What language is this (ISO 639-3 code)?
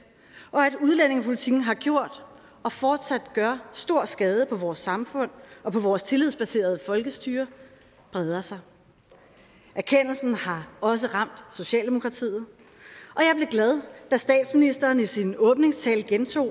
dan